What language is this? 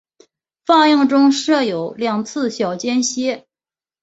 Chinese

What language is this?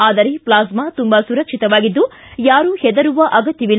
Kannada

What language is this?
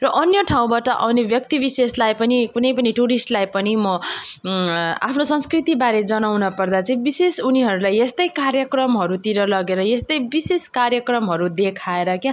Nepali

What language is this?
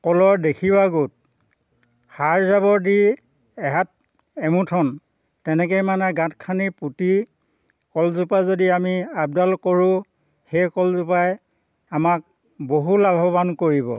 Assamese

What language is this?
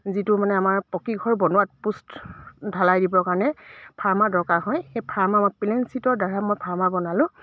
Assamese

